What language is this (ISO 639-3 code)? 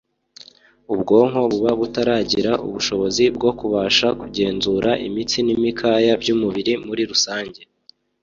kin